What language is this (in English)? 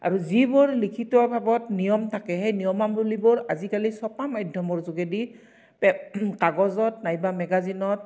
Assamese